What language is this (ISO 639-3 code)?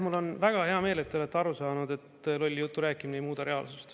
est